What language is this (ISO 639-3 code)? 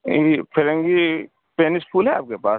urd